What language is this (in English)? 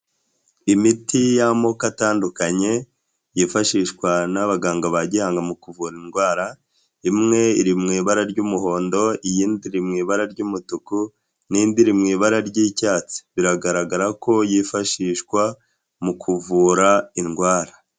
Kinyarwanda